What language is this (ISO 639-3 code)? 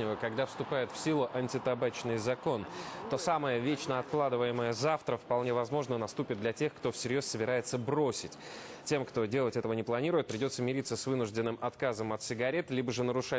rus